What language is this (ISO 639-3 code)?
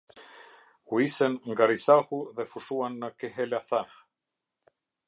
sqi